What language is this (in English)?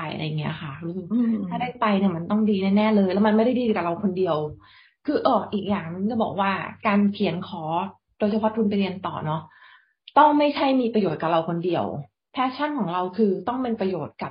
Thai